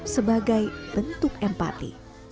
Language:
Indonesian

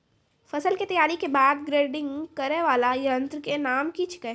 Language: Maithili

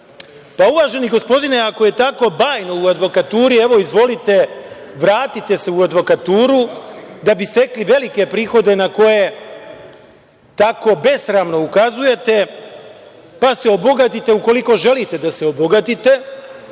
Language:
Serbian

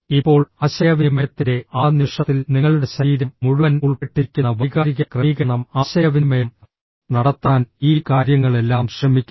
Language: Malayalam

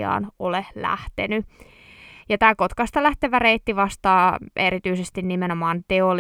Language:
Finnish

